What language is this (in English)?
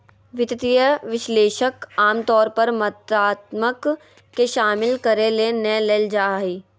Magahi